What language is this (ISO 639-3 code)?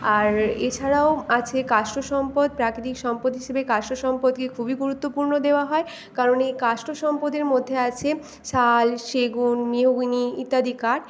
ben